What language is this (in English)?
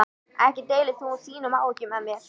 Icelandic